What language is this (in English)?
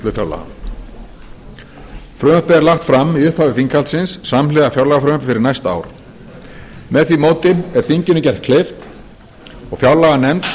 Icelandic